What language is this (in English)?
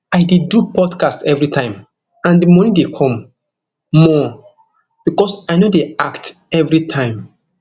Nigerian Pidgin